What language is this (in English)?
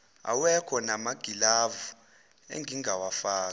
Zulu